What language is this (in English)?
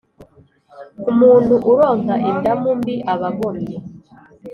Kinyarwanda